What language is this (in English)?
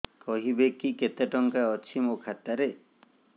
Odia